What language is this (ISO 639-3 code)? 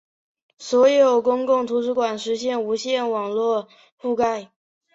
zho